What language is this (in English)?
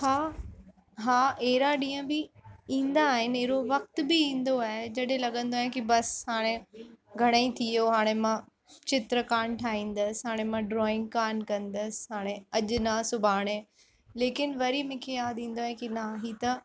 Sindhi